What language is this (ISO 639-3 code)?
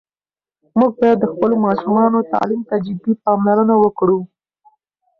pus